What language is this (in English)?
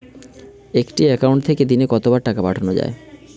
Bangla